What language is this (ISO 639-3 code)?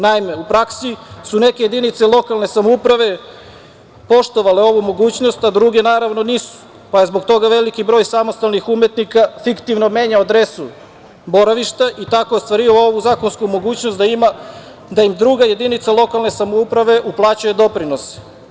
srp